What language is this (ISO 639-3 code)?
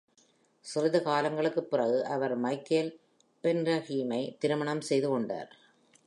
tam